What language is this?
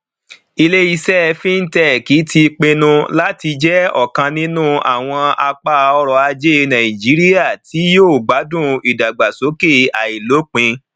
Yoruba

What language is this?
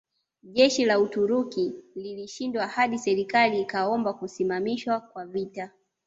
Swahili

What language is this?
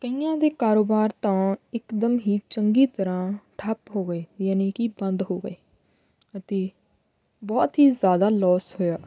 Punjabi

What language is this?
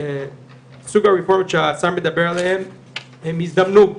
Hebrew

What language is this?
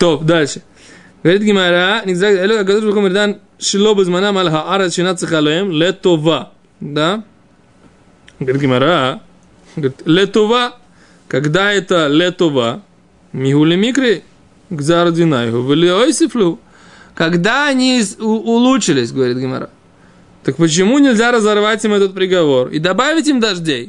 Russian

